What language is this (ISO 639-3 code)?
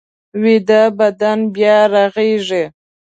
pus